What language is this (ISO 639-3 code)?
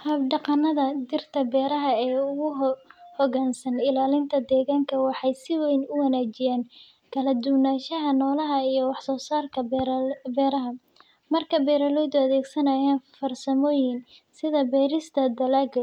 som